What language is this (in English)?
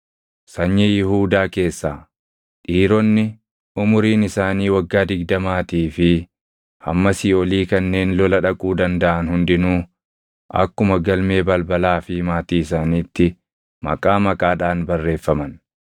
Oromo